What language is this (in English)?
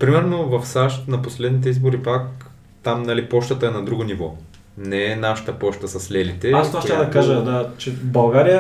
Bulgarian